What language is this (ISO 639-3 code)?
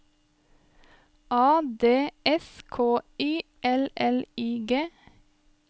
nor